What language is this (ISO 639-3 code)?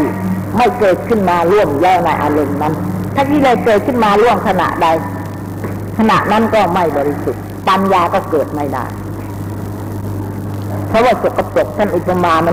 tha